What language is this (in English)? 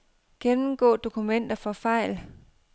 Danish